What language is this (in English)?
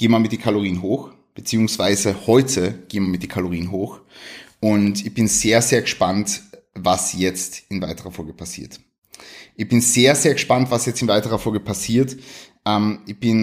German